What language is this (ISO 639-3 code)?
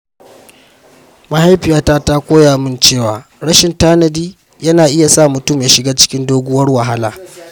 hau